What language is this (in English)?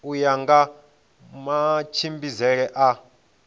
Venda